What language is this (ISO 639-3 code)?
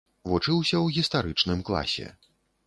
bel